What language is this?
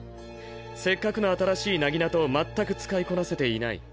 Japanese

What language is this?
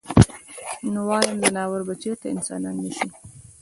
Pashto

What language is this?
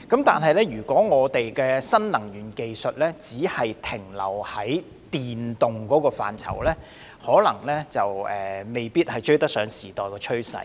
Cantonese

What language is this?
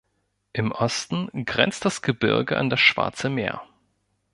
German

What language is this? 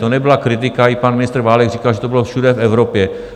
Czech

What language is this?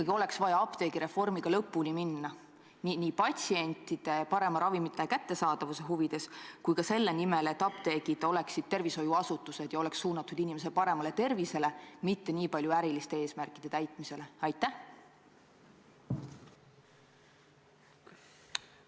Estonian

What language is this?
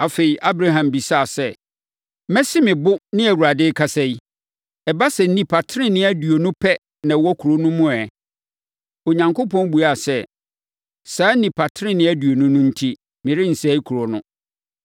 Akan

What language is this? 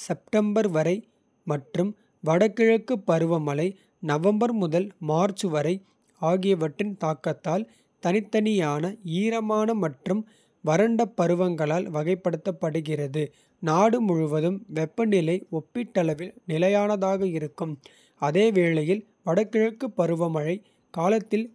Kota (India)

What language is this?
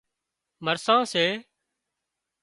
Wadiyara Koli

